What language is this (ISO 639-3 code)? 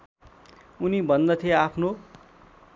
nep